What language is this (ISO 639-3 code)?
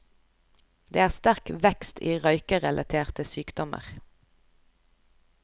nor